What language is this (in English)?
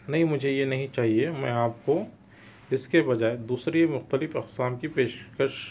Urdu